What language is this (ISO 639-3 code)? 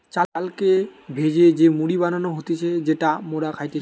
ben